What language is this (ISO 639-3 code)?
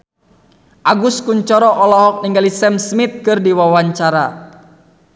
sun